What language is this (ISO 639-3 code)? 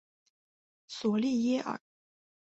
zho